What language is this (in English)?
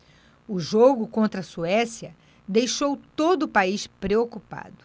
Portuguese